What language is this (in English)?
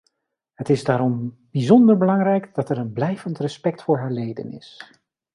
Dutch